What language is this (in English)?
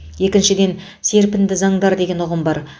Kazakh